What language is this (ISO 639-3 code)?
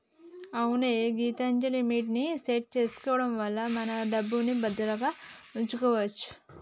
tel